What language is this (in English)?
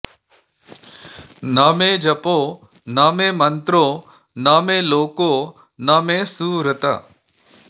Sanskrit